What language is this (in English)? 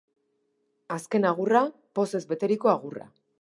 Basque